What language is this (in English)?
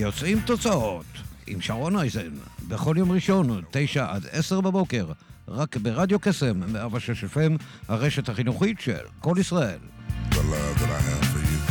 Hebrew